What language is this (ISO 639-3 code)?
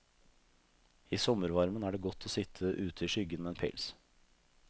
nor